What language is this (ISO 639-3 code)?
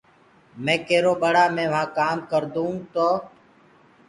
ggg